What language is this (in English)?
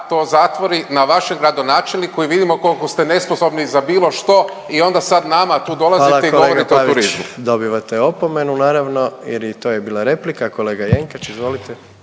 Croatian